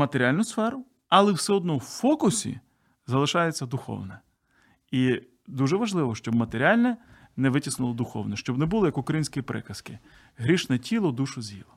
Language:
Ukrainian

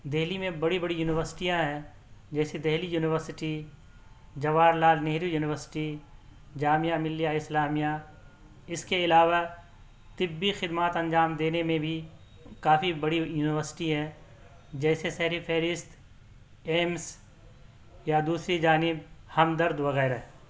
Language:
Urdu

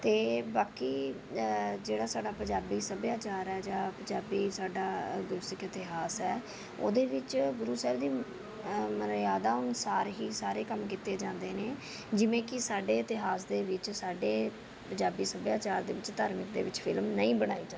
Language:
Punjabi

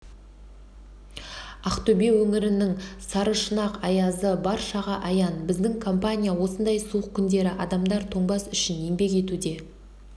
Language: Kazakh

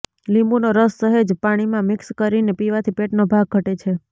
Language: Gujarati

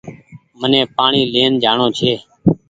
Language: Goaria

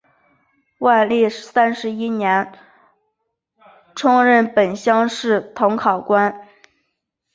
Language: Chinese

